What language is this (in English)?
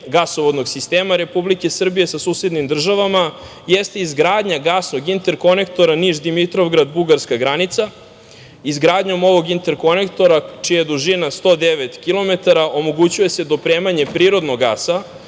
Serbian